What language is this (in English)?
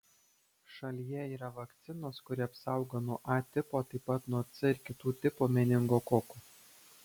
Lithuanian